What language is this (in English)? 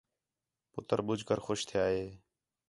Khetrani